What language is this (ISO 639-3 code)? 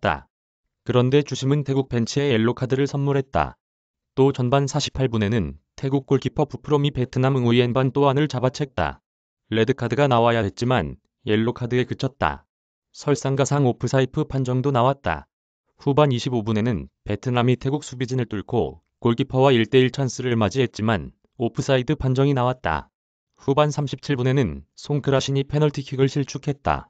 kor